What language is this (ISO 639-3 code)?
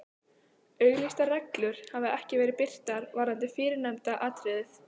isl